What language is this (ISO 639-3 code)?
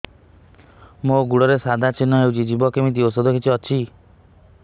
ori